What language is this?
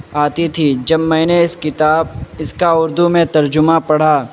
Urdu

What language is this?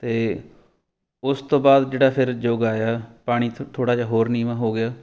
Punjabi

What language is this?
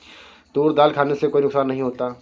Hindi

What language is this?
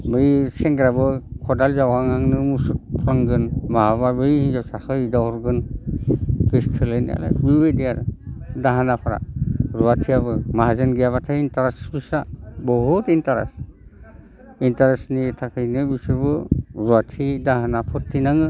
Bodo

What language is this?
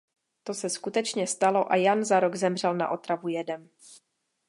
Czech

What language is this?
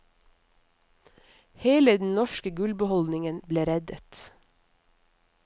Norwegian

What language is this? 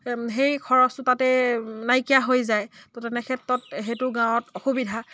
Assamese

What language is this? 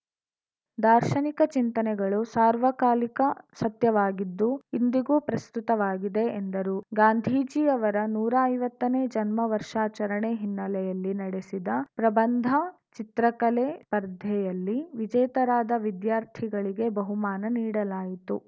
Kannada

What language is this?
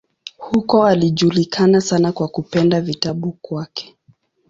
Swahili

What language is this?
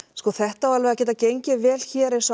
Icelandic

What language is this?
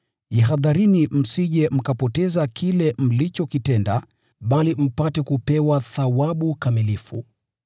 Swahili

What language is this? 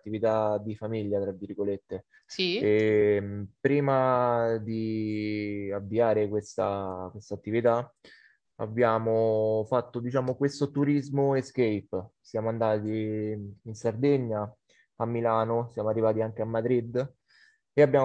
Italian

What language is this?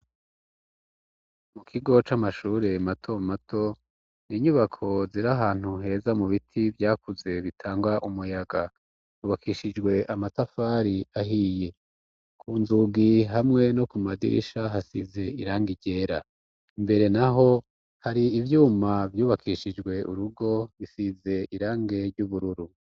Rundi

